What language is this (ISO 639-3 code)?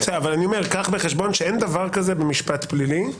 heb